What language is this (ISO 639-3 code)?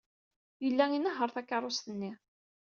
kab